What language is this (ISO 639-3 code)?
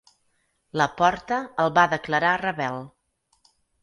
cat